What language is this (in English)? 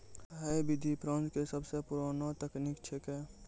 Maithili